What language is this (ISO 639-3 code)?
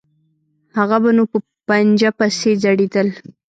pus